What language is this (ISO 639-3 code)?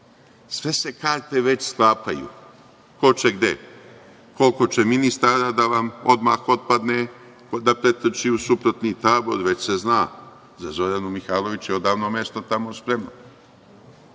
srp